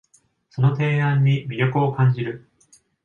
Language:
Japanese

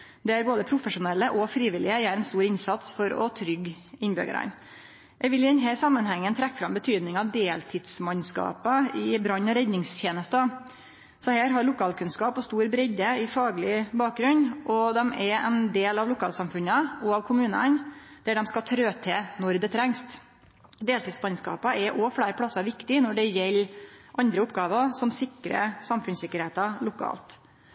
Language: Norwegian Nynorsk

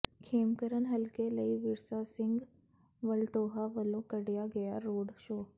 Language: Punjabi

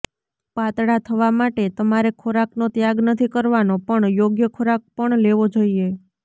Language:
Gujarati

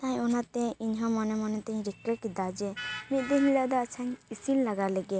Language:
Santali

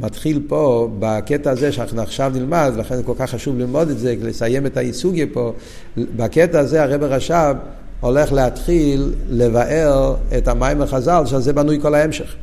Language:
Hebrew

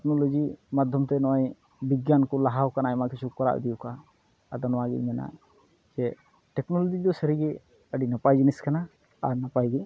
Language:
Santali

